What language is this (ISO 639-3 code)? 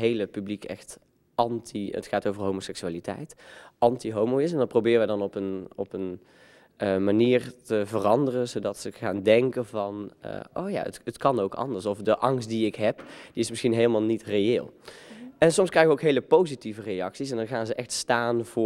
nld